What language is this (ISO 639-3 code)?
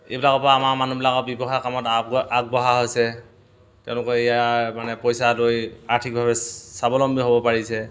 asm